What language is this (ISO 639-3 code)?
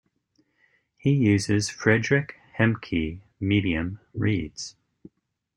eng